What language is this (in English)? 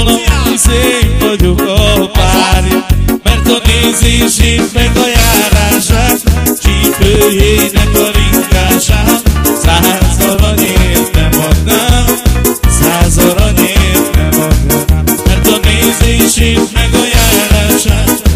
Hungarian